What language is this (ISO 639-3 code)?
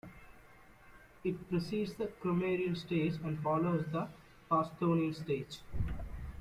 eng